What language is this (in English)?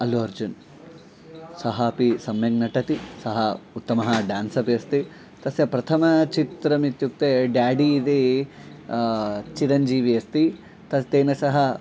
Sanskrit